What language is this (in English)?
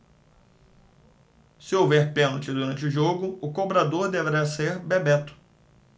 Portuguese